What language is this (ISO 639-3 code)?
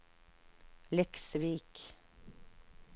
nor